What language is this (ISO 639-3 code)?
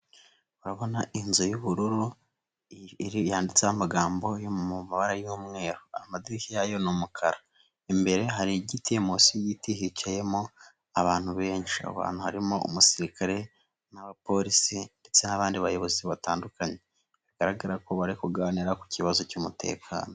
kin